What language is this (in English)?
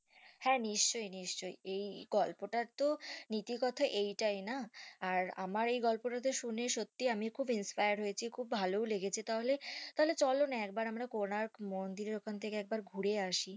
Bangla